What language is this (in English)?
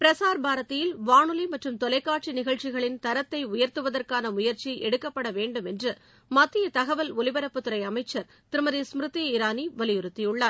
Tamil